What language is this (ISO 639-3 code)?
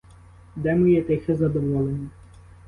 ukr